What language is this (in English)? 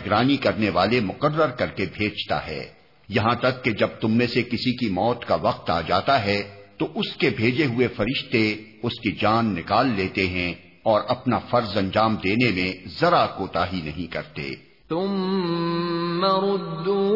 Urdu